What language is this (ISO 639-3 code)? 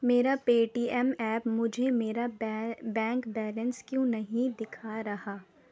urd